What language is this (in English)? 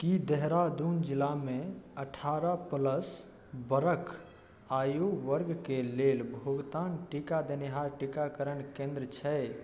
Maithili